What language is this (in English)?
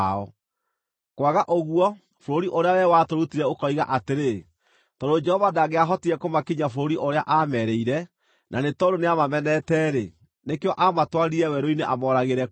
Kikuyu